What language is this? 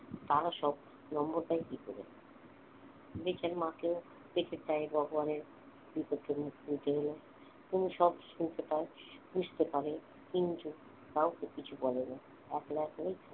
Bangla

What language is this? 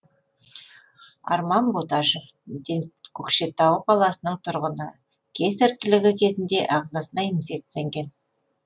Kazakh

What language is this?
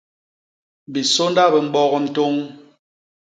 Basaa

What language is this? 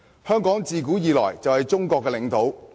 Cantonese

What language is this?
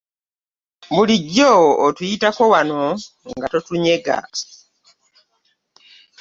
Ganda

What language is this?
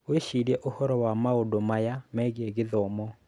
Kikuyu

